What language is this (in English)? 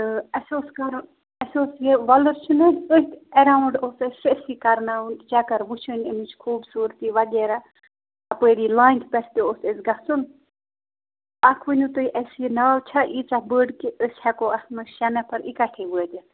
Kashmiri